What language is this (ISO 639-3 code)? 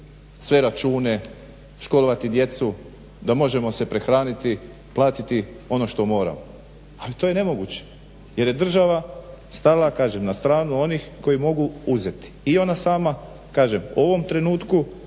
hrv